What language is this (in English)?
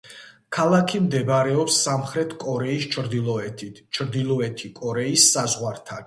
Georgian